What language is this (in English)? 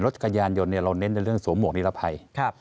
Thai